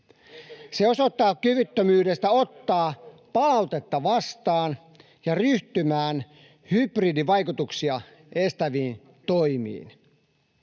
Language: Finnish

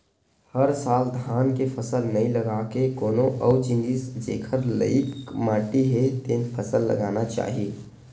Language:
Chhattisgarhi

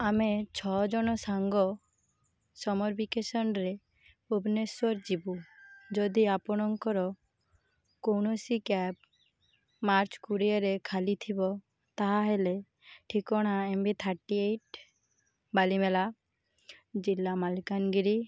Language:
Odia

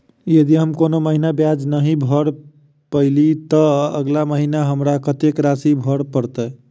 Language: Maithili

